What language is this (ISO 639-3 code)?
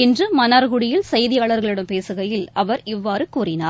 tam